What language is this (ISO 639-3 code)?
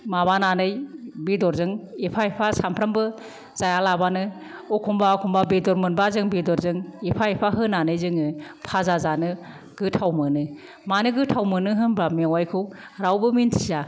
brx